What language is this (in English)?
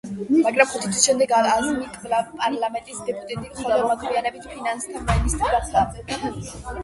Georgian